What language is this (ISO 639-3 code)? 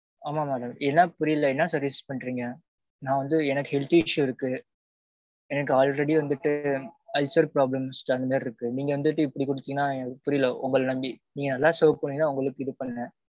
tam